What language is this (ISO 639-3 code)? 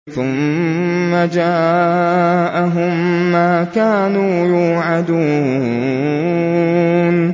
ara